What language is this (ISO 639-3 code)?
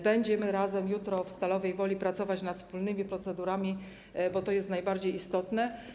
pol